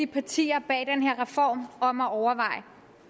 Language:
Danish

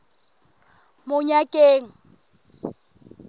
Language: Southern Sotho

